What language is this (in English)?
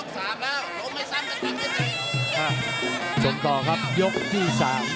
Thai